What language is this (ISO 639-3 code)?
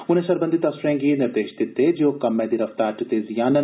doi